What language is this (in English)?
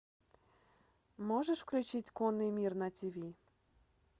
Russian